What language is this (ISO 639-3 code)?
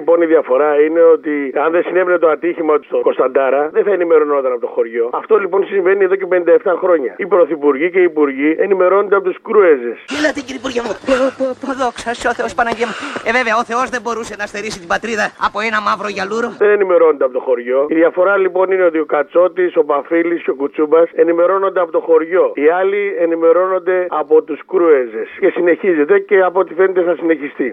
ell